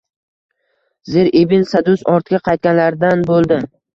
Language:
Uzbek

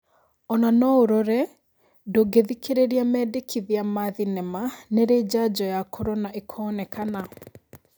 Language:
Kikuyu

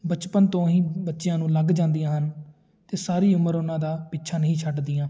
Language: Punjabi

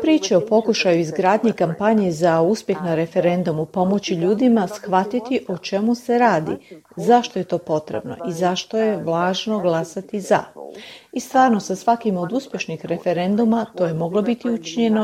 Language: Croatian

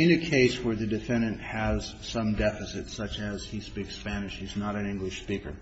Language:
English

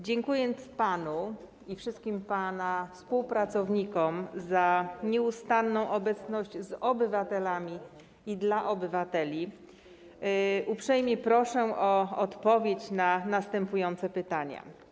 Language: Polish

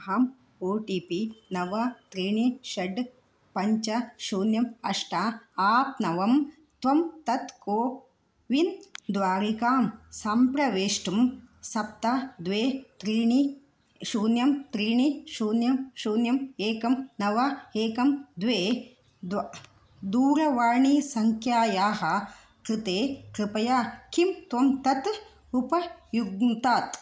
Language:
Sanskrit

